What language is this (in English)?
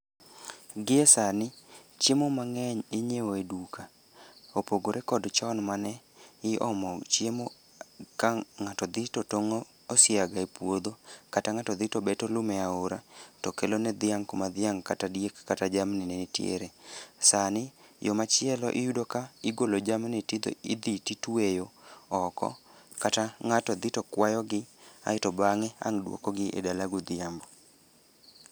Luo (Kenya and Tanzania)